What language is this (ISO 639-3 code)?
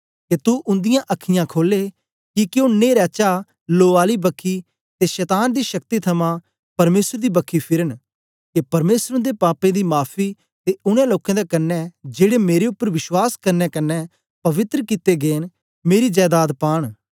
doi